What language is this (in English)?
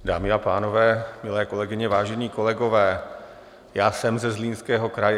Czech